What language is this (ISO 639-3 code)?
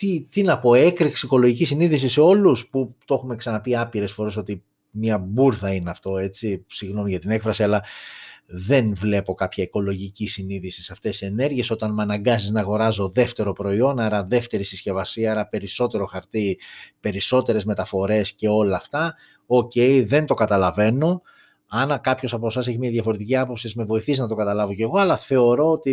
ell